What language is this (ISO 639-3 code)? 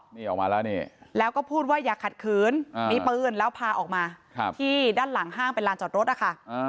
tha